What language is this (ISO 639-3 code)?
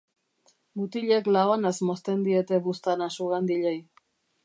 eus